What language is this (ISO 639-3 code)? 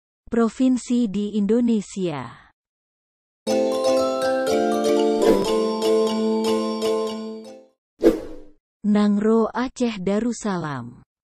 ind